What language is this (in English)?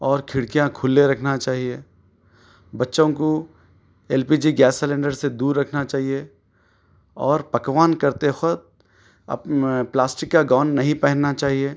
Urdu